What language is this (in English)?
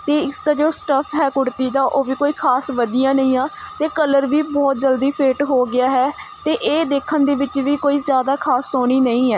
Punjabi